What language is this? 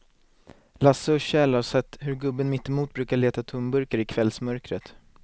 Swedish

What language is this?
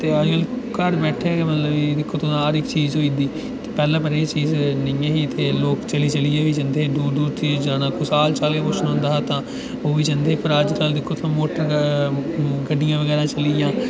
Dogri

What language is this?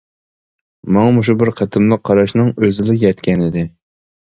Uyghur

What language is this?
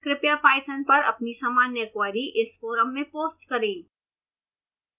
Hindi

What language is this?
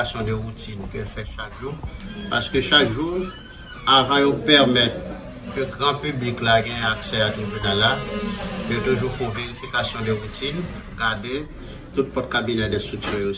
French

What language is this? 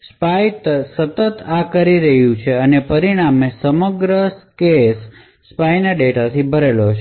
Gujarati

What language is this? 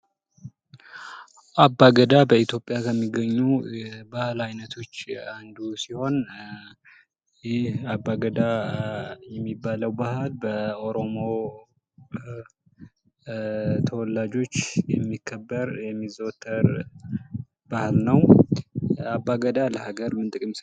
Amharic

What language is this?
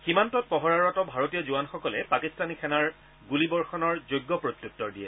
Assamese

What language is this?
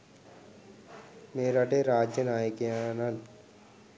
Sinhala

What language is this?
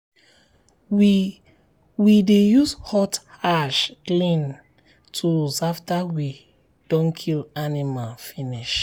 Nigerian Pidgin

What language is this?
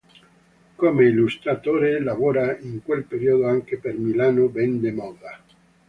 Italian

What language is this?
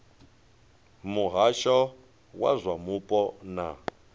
Venda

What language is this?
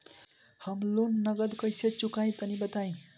Bhojpuri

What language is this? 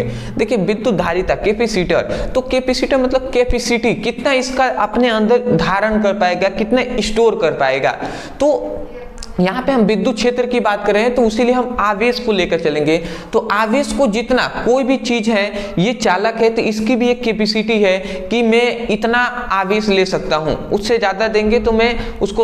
Hindi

